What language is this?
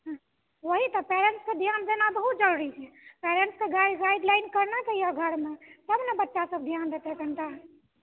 Maithili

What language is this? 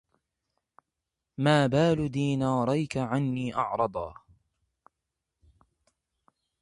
Arabic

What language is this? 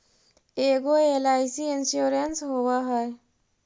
Magahi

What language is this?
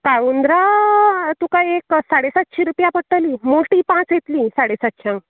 Konkani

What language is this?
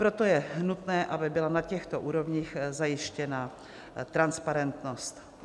Czech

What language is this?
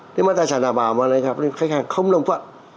Vietnamese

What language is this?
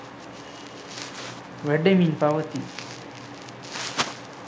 Sinhala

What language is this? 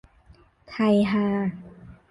Thai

